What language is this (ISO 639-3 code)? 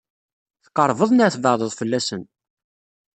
kab